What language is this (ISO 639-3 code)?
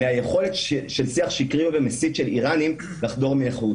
heb